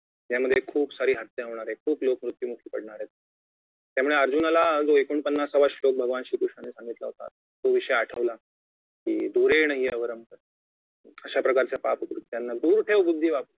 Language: Marathi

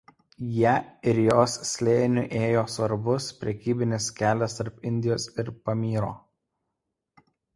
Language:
Lithuanian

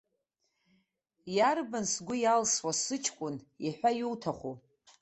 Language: Abkhazian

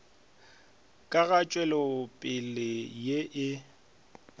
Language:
Northern Sotho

